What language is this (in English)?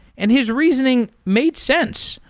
English